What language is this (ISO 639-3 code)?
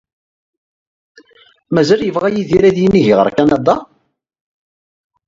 kab